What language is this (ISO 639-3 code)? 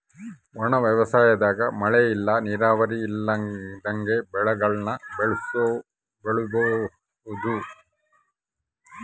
kan